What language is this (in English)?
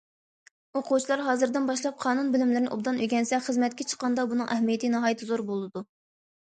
Uyghur